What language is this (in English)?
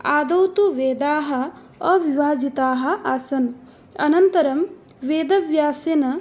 Sanskrit